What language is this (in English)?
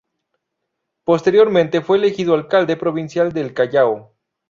Spanish